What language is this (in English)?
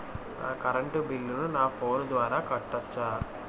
Telugu